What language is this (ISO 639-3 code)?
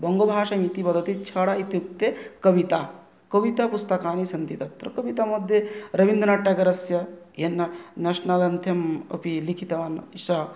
san